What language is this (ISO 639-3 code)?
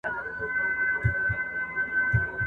pus